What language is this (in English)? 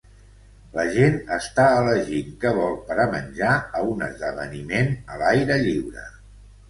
Catalan